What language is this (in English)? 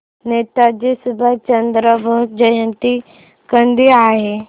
Marathi